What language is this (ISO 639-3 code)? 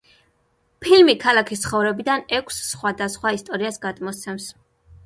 kat